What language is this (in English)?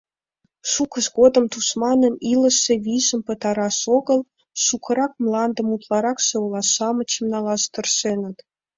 Mari